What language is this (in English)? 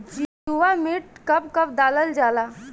Bhojpuri